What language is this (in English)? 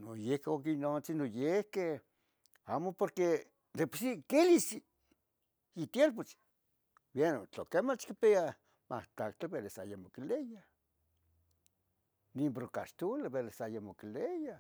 Tetelcingo Nahuatl